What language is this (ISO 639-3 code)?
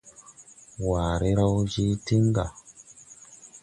tui